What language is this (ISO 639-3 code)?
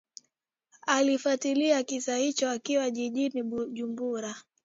swa